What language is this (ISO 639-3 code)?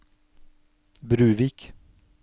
nor